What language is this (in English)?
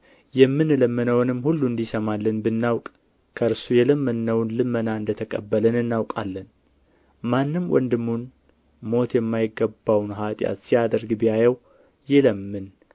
Amharic